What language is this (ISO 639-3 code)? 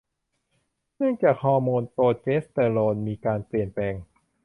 tha